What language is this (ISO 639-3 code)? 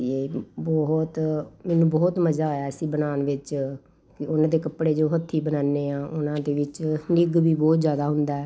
pan